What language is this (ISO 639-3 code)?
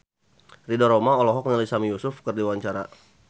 sun